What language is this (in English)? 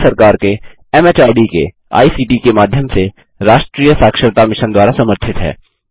Hindi